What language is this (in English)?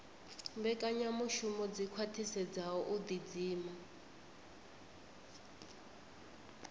Venda